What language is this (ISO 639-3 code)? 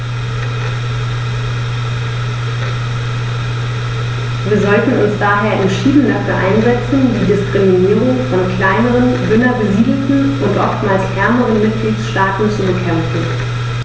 deu